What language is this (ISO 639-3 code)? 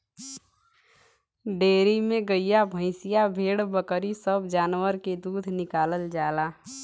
bho